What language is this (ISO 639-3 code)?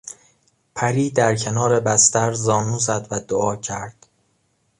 fas